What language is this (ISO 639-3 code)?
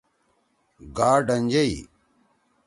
trw